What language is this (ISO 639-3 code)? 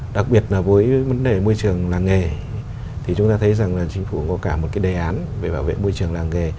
vie